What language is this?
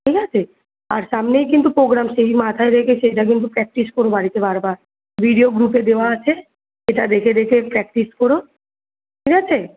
Bangla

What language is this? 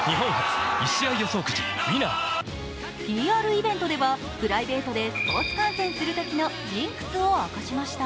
Japanese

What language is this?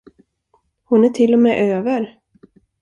Swedish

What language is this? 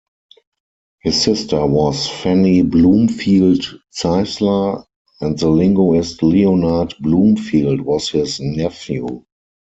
English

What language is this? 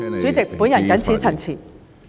Cantonese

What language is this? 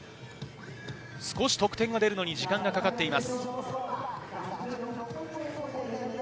Japanese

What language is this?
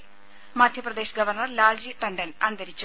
Malayalam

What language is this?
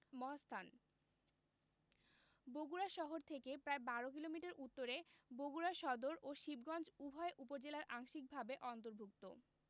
Bangla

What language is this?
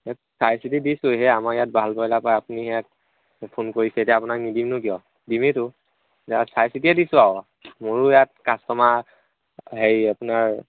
Assamese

